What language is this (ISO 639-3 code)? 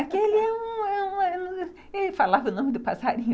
por